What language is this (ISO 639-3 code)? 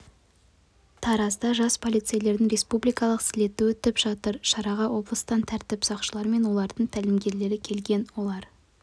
kaz